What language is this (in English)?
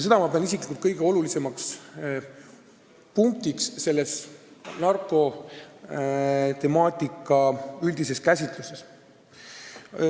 Estonian